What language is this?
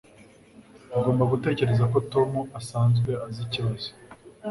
Kinyarwanda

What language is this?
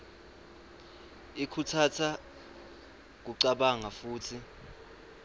Swati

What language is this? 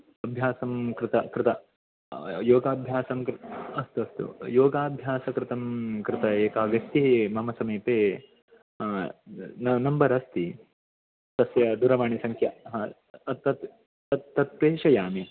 Sanskrit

